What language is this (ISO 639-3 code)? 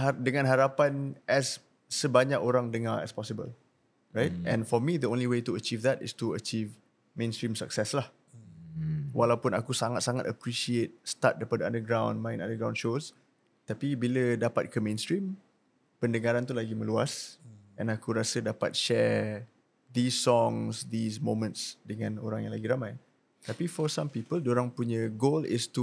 msa